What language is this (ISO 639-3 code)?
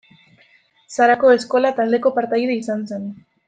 eus